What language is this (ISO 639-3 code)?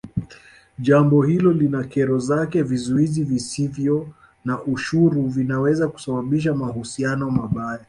swa